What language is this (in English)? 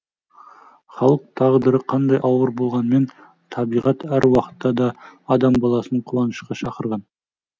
Kazakh